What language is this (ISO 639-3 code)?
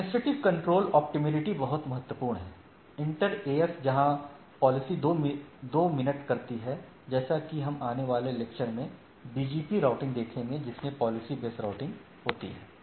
hin